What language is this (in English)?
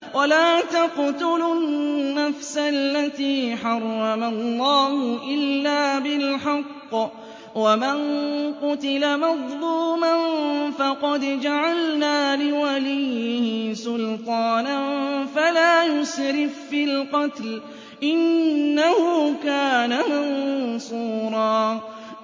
Arabic